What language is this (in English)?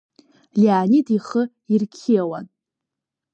Abkhazian